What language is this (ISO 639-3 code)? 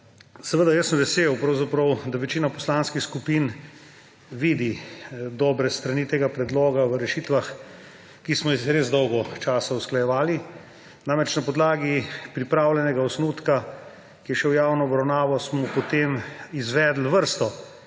slv